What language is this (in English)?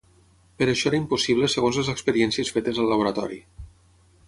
Catalan